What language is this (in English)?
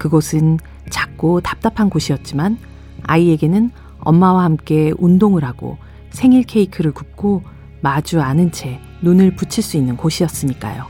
Korean